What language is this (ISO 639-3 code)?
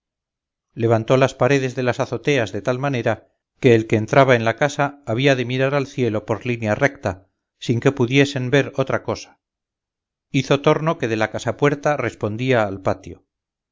spa